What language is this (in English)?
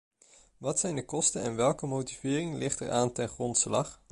Dutch